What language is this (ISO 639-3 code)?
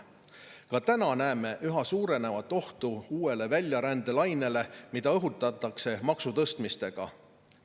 est